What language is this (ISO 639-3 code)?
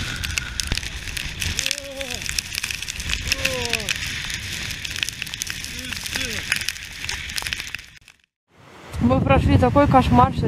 rus